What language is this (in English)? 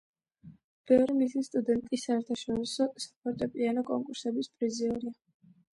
Georgian